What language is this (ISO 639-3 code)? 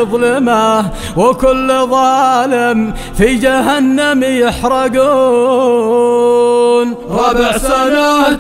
ara